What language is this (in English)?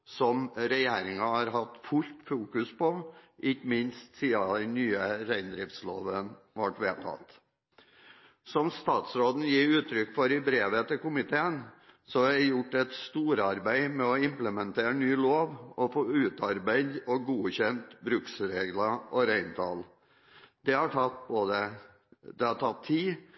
Norwegian Bokmål